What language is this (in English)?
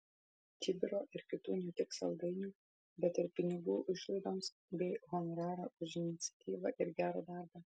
Lithuanian